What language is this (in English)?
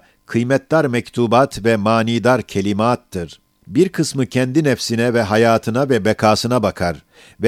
Turkish